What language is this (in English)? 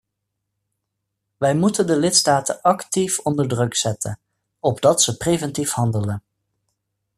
Dutch